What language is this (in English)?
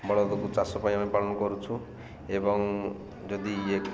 Odia